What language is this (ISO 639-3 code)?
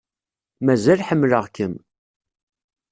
kab